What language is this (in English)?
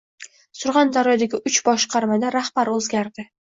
Uzbek